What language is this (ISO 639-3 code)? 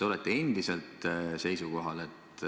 est